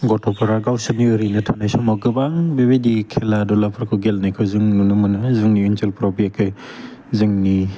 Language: Bodo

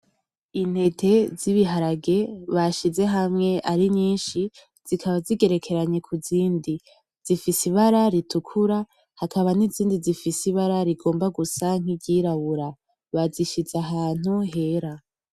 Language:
Rundi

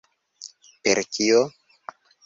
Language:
Esperanto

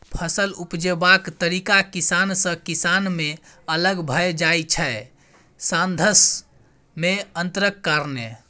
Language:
Maithili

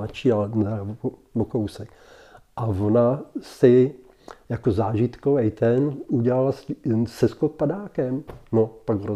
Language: Czech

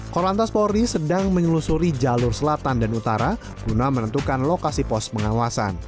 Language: Indonesian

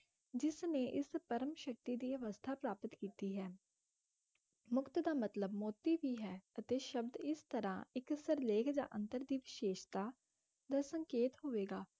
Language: Punjabi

